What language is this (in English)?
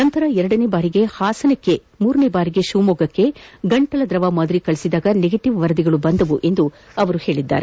Kannada